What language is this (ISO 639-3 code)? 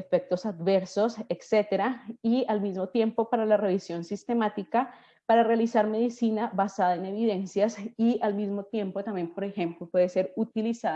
spa